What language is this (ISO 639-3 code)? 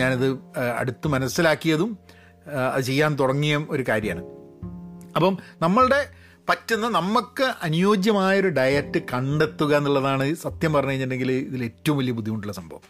mal